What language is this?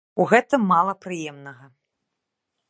Belarusian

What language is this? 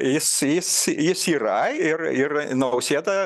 Lithuanian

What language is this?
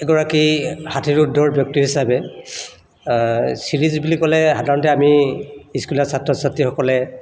Assamese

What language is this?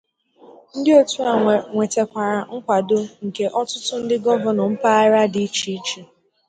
Igbo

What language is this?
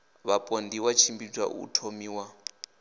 Venda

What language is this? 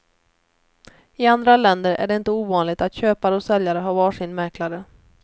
Swedish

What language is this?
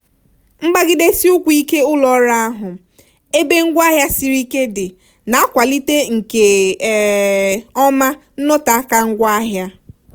Igbo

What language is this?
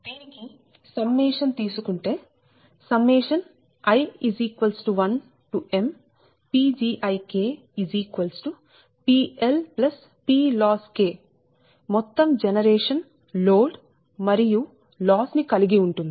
Telugu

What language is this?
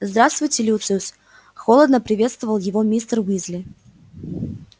Russian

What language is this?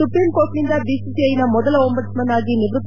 Kannada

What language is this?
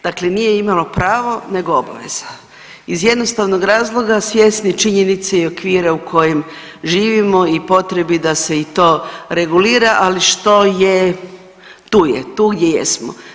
Croatian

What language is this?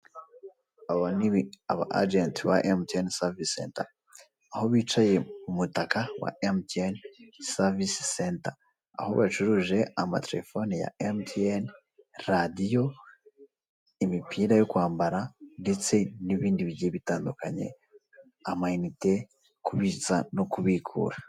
Kinyarwanda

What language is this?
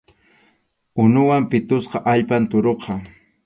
Arequipa-La Unión Quechua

